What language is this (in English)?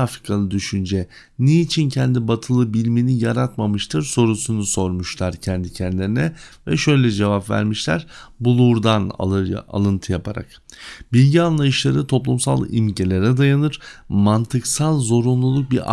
Turkish